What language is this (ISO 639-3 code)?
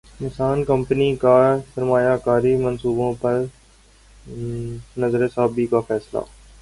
urd